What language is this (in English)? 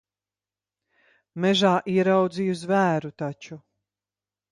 Latvian